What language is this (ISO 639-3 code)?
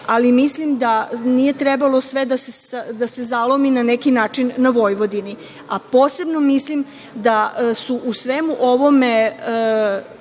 srp